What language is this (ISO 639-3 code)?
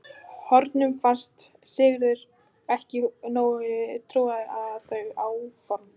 isl